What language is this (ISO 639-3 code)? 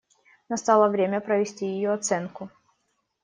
rus